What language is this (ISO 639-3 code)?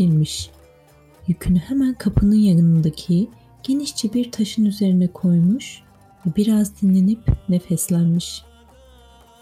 tur